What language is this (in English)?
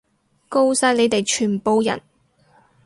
Cantonese